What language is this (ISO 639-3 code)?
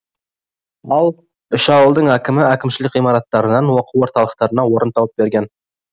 kaz